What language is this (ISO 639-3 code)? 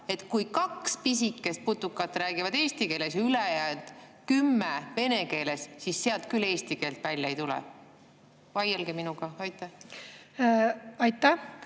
est